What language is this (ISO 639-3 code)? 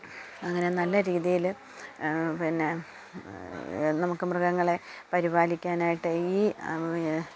mal